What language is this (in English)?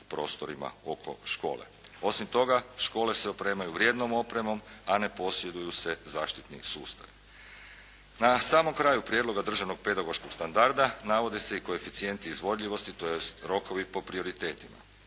Croatian